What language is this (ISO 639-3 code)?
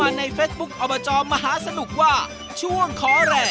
tha